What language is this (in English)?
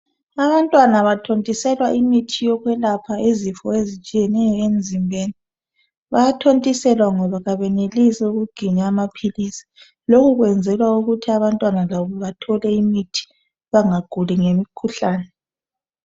North Ndebele